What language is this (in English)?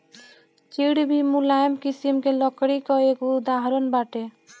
Bhojpuri